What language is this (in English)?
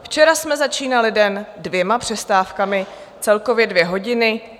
Czech